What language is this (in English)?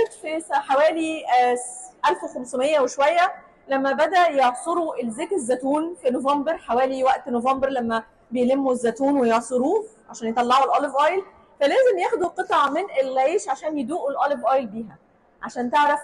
Arabic